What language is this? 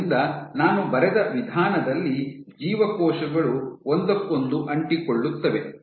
Kannada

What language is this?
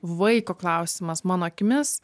Lithuanian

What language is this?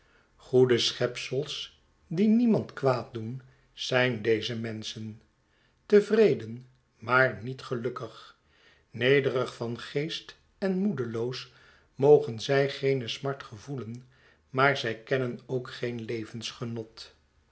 Dutch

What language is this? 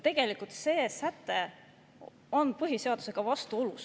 Estonian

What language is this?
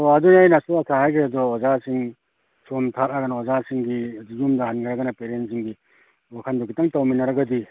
Manipuri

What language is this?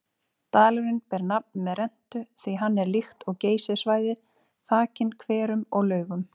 Icelandic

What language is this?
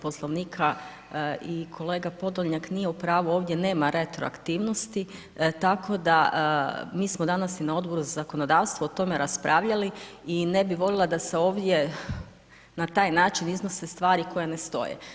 Croatian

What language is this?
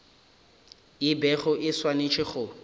Northern Sotho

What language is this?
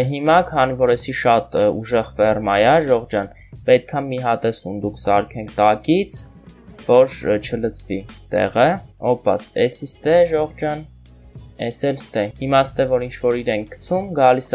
Turkish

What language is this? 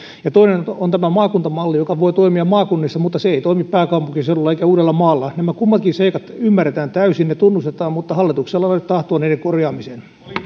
Finnish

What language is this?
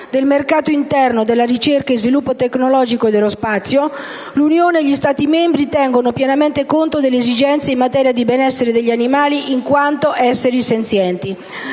Italian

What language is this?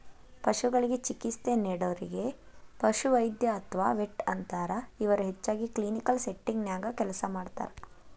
Kannada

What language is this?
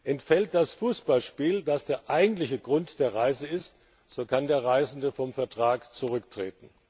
German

